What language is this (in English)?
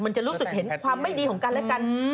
Thai